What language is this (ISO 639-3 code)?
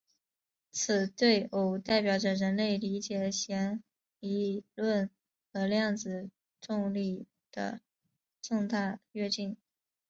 zho